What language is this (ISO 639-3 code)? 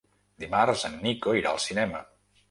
cat